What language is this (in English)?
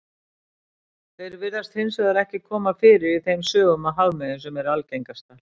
Icelandic